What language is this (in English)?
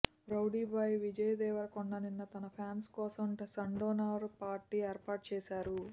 Telugu